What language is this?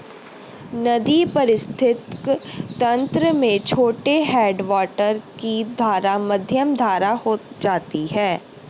Hindi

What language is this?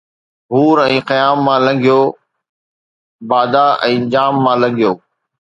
Sindhi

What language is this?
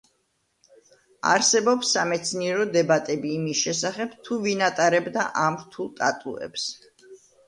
Georgian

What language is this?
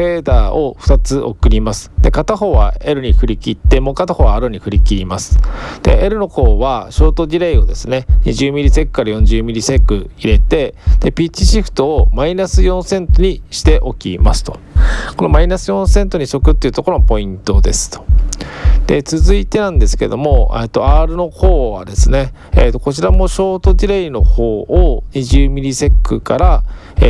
Japanese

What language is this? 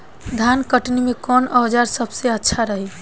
Bhojpuri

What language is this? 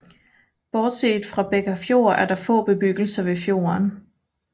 Danish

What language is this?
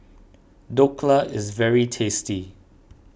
English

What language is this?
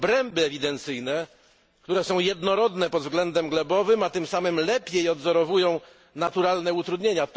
Polish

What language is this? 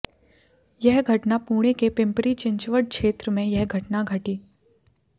Hindi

